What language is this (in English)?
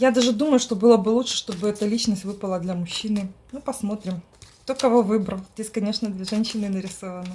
Russian